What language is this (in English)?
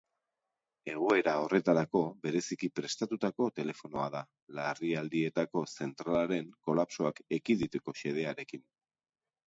Basque